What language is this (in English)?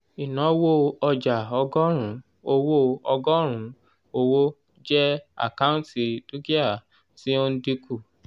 Yoruba